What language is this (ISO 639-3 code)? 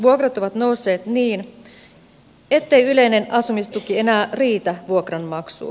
fin